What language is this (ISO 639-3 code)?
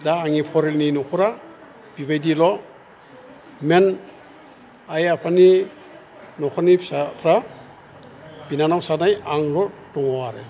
brx